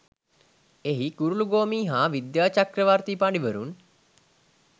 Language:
Sinhala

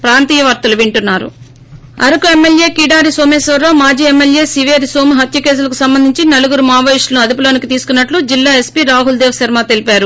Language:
Telugu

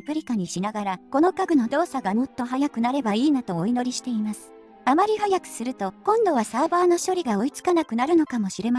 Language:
Japanese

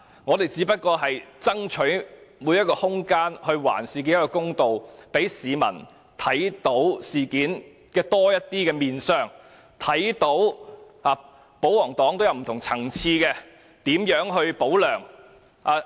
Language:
Cantonese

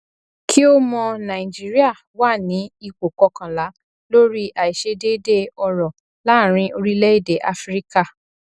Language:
Yoruba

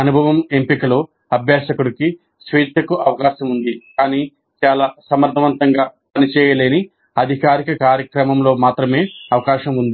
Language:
Telugu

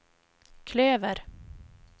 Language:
Swedish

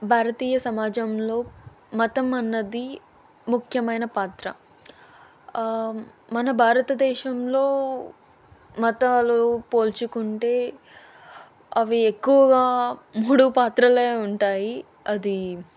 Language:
Telugu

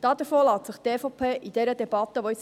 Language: Swiss German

